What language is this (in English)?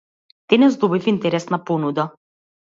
Macedonian